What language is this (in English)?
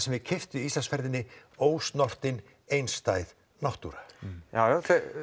Icelandic